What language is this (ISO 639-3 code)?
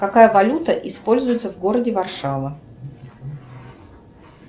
rus